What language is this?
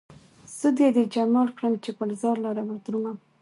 Pashto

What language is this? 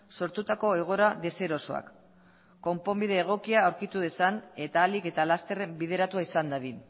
Basque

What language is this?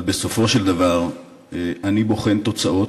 Hebrew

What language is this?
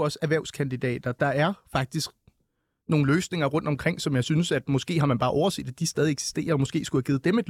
Danish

